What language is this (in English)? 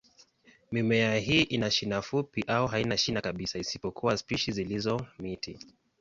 Swahili